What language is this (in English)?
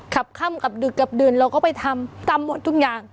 Thai